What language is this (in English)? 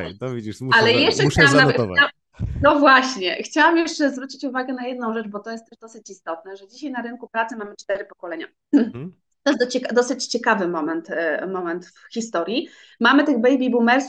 Polish